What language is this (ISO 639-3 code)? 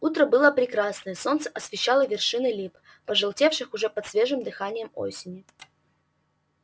rus